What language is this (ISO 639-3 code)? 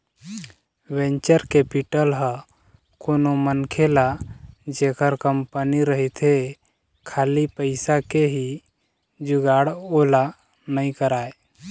hne